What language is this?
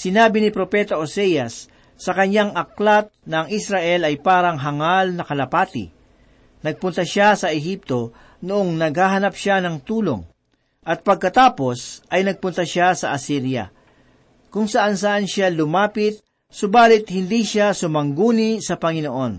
Filipino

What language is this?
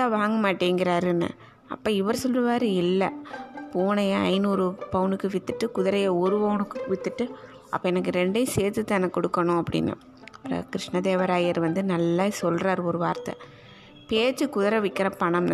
Tamil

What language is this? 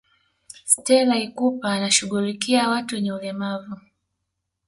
Swahili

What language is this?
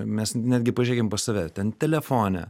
Lithuanian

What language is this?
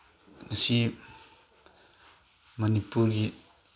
Manipuri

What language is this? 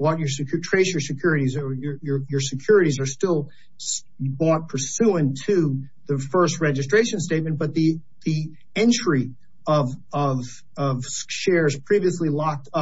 English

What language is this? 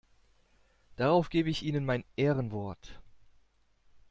German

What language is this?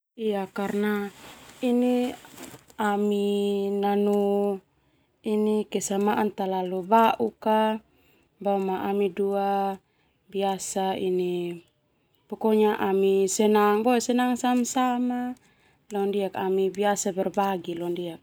Termanu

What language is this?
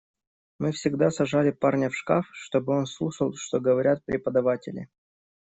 Russian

